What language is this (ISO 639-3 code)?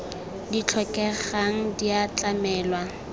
tsn